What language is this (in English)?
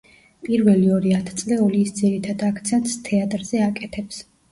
Georgian